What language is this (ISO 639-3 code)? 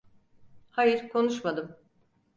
tur